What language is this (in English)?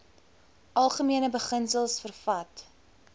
Afrikaans